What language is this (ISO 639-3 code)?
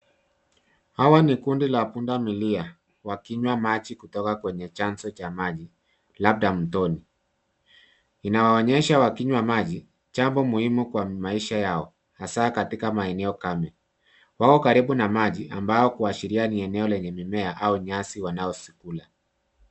swa